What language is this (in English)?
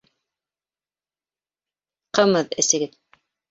Bashkir